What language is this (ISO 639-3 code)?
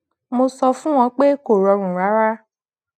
yor